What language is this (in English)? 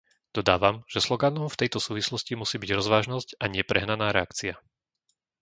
Slovak